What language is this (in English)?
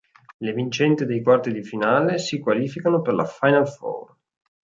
Italian